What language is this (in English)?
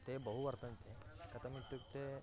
Sanskrit